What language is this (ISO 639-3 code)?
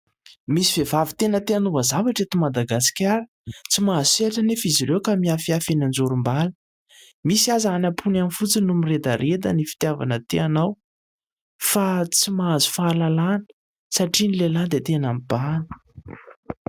mlg